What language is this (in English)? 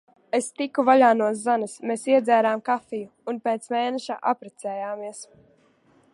Latvian